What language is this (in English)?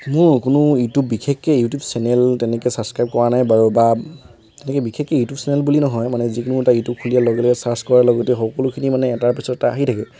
Assamese